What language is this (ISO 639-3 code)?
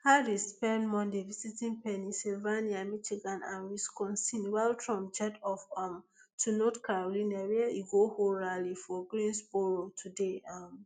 pcm